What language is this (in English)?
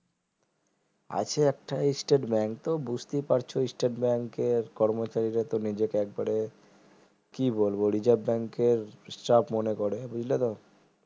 Bangla